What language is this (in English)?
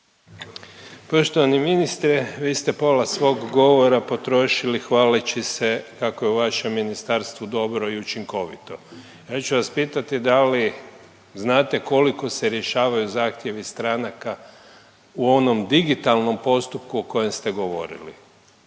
Croatian